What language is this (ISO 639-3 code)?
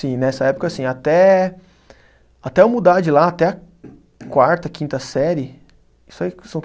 por